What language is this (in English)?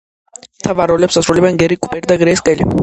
Georgian